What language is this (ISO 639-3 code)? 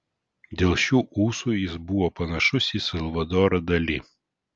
lit